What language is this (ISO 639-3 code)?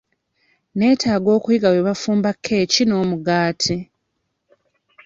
lug